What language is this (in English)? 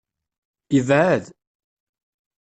Kabyle